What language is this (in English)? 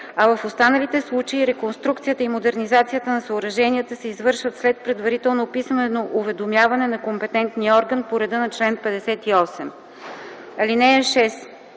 Bulgarian